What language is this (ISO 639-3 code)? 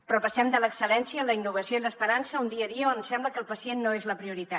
cat